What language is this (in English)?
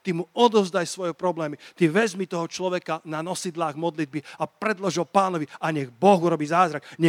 Slovak